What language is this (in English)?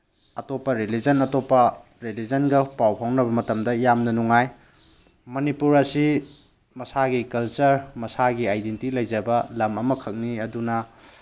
Manipuri